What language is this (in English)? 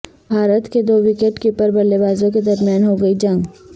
Urdu